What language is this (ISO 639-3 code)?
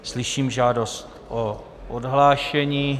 ces